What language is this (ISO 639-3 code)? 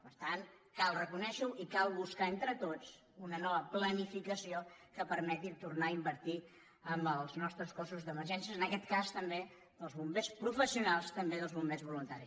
cat